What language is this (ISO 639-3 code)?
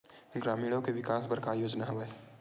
hne